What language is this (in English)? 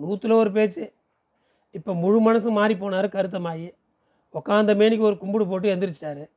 Tamil